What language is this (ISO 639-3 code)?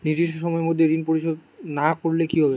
ben